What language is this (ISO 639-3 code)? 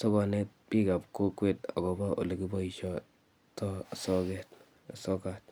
kln